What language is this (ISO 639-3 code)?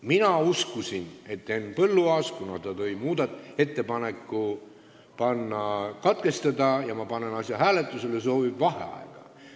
est